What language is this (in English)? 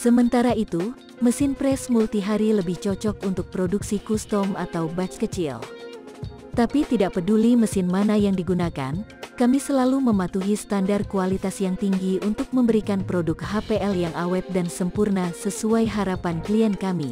Indonesian